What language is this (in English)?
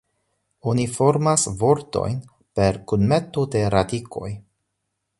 Esperanto